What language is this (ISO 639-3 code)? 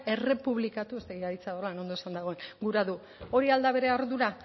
eus